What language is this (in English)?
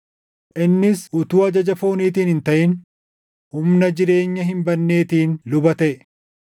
Oromo